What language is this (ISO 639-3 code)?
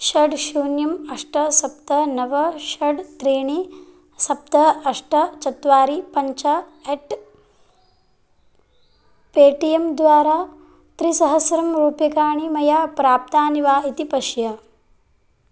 san